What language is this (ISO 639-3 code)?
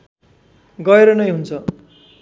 nep